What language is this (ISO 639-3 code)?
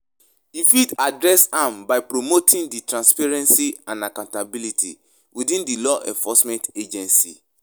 pcm